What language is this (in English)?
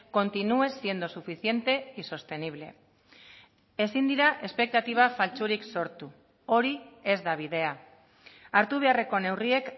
Basque